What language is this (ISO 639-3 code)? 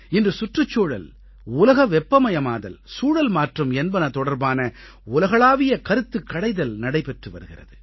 tam